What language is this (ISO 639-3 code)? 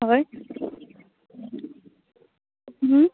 kok